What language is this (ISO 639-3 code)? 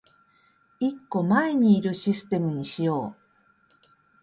jpn